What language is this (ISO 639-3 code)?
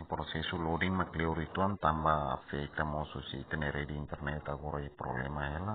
ron